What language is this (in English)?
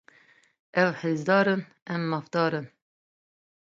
Kurdish